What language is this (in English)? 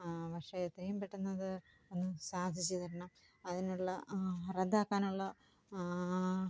Malayalam